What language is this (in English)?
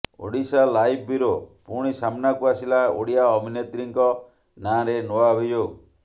Odia